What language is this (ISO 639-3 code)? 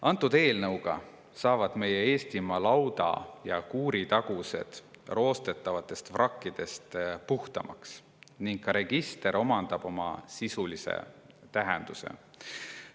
est